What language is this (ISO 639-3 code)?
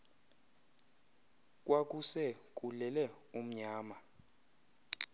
xho